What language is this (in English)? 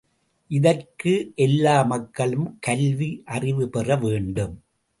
Tamil